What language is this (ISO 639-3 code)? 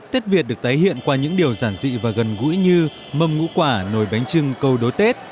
vie